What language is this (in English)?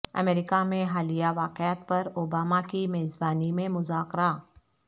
Urdu